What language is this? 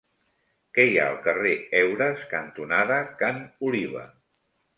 Catalan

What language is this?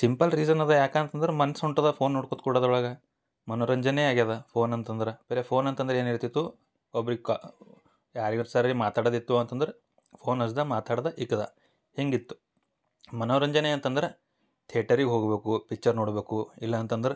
Kannada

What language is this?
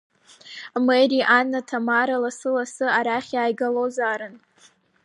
Abkhazian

